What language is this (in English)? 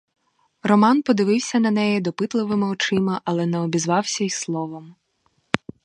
Ukrainian